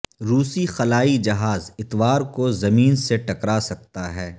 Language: Urdu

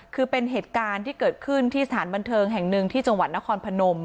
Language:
Thai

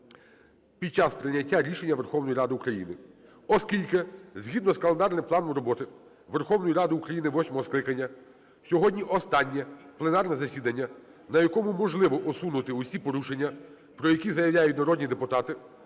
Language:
Ukrainian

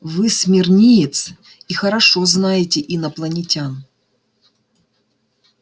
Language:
Russian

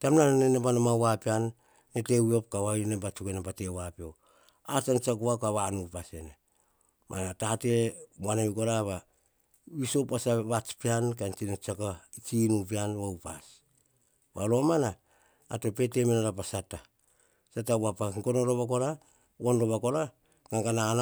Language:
Hahon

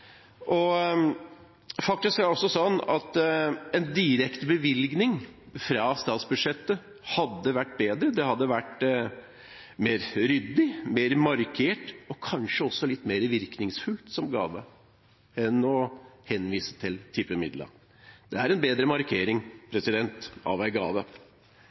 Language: Norwegian Bokmål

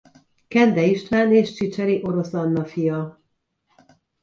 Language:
Hungarian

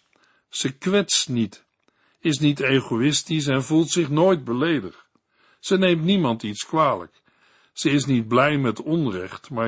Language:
Dutch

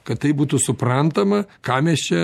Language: Lithuanian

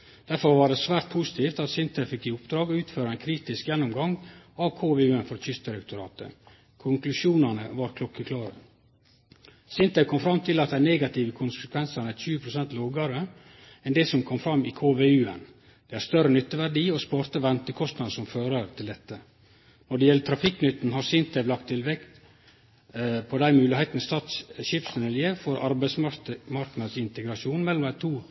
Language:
Norwegian Nynorsk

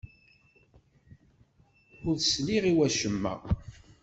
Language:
Kabyle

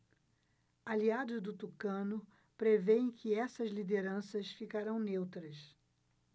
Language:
Portuguese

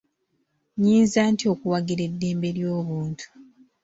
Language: Ganda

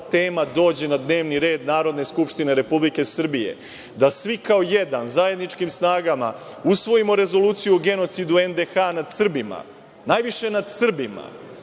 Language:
Serbian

